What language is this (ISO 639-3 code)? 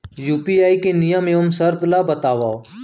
hne